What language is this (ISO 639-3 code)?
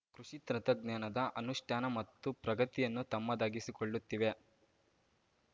kan